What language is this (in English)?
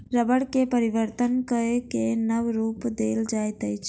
Maithili